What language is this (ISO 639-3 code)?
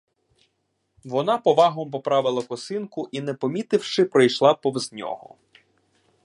ukr